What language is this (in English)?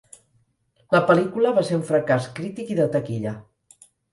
Catalan